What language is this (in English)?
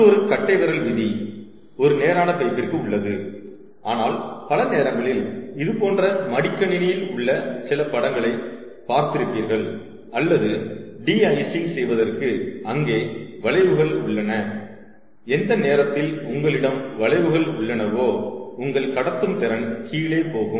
Tamil